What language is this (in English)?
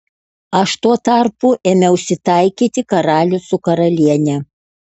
Lithuanian